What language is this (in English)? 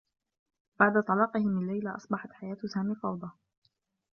Arabic